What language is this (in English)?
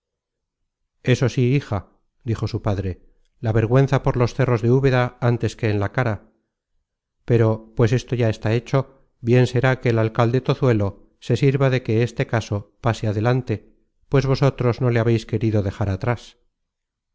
Spanish